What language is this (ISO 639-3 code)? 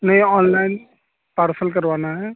urd